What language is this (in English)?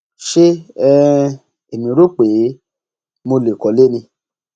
Yoruba